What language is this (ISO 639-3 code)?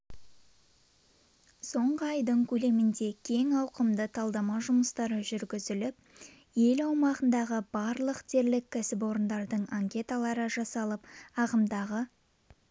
kaz